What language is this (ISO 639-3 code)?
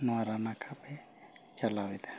sat